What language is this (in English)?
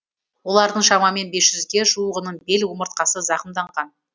Kazakh